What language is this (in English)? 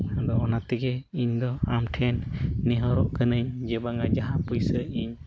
Santali